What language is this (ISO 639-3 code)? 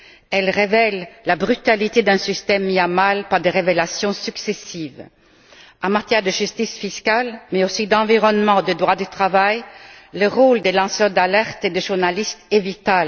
fra